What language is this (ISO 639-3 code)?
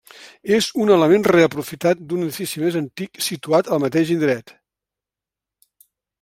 cat